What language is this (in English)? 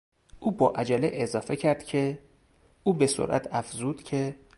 Persian